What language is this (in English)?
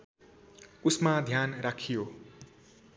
Nepali